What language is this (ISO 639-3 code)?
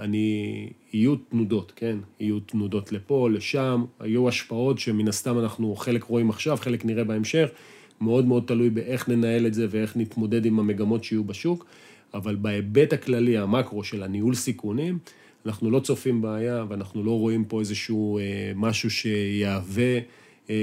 heb